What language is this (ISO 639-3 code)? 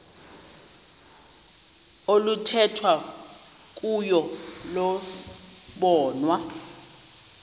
xho